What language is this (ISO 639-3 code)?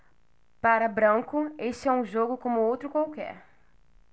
por